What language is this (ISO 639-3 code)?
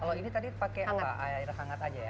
ind